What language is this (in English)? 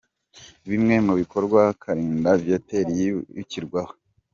Kinyarwanda